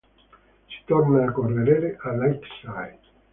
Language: Italian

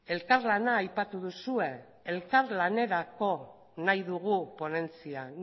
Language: Basque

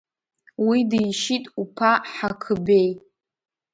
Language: Abkhazian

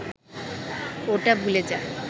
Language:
Bangla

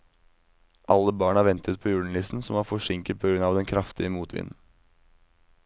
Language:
Norwegian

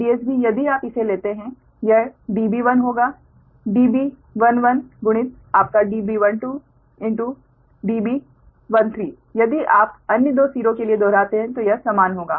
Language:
Hindi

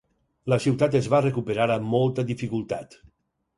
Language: Catalan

